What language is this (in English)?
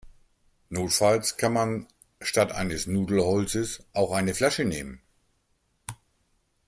German